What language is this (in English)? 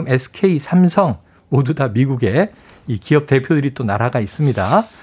Korean